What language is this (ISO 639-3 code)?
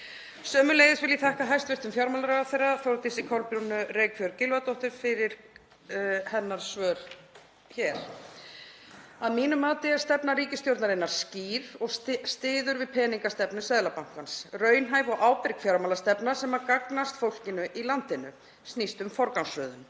isl